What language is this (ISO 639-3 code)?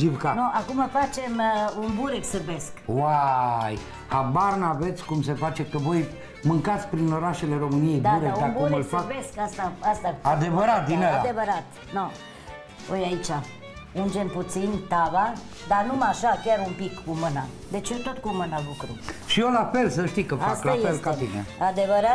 ron